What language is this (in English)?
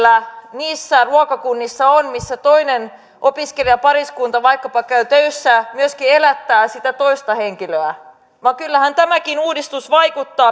Finnish